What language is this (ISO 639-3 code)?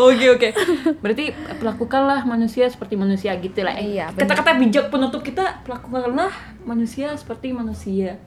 ind